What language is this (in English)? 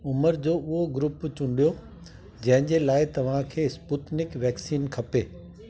Sindhi